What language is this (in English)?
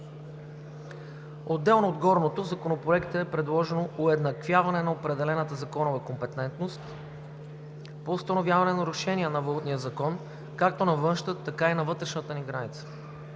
Bulgarian